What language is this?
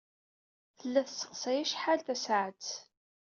Kabyle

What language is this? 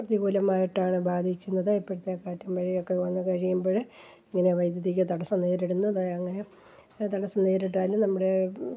Malayalam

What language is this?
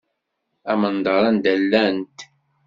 Kabyle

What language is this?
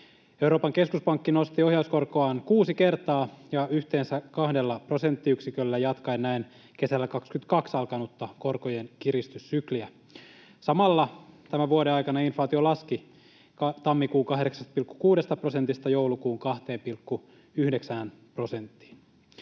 Finnish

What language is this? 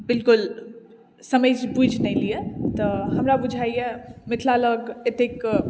Maithili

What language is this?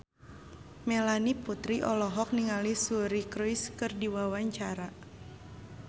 Sundanese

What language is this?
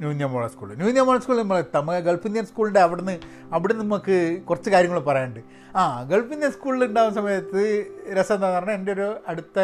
Malayalam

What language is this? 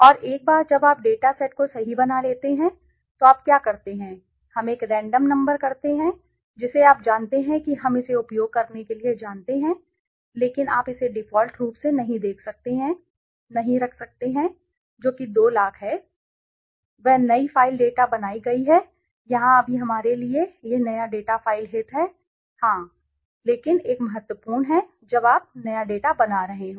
Hindi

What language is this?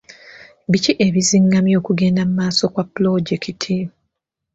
Ganda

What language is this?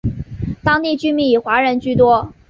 Chinese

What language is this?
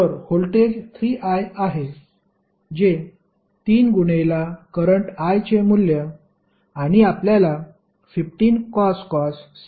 Marathi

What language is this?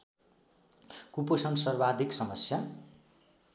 Nepali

